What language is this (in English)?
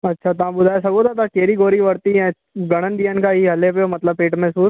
Sindhi